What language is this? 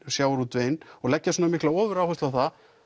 Icelandic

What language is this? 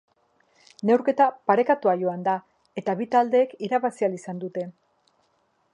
Basque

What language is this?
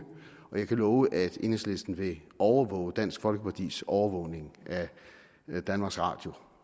Danish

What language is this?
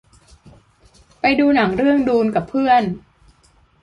Thai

